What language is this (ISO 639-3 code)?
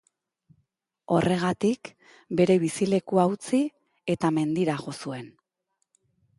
eus